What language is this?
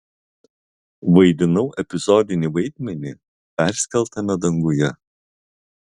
Lithuanian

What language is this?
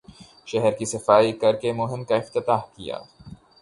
Urdu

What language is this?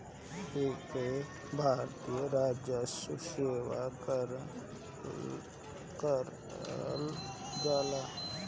Bhojpuri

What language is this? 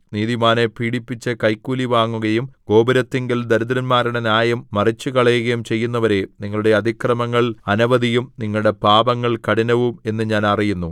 Malayalam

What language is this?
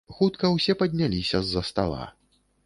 Belarusian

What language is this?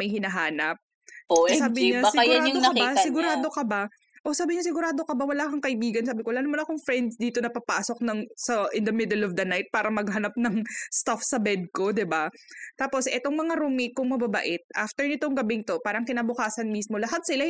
Filipino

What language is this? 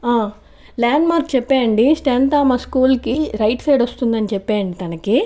Telugu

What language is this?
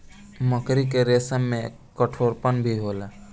Bhojpuri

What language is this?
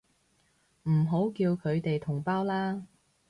Cantonese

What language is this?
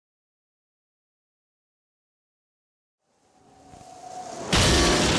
Latvian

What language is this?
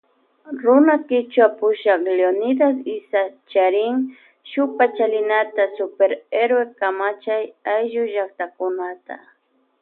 Loja Highland Quichua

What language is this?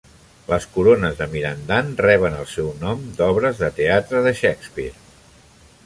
Catalan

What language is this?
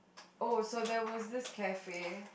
English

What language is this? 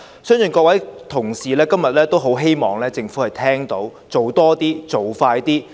Cantonese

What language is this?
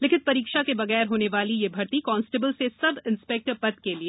Hindi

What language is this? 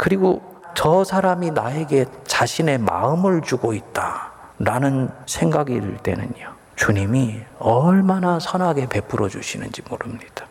Korean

